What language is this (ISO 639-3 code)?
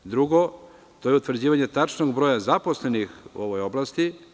srp